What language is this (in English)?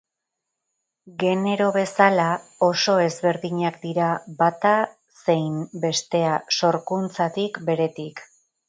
Basque